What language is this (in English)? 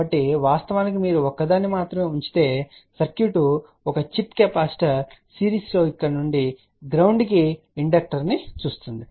Telugu